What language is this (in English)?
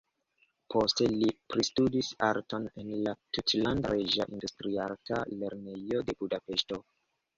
Esperanto